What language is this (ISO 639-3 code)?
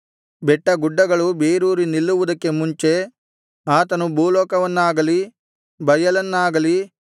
kan